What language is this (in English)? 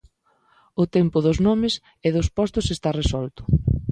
Galician